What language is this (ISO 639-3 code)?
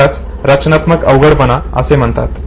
mar